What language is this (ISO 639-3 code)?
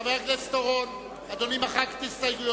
heb